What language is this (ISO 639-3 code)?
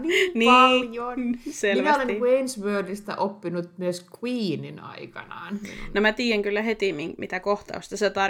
fin